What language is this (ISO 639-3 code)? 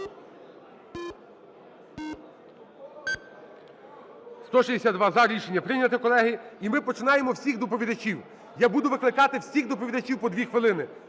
ukr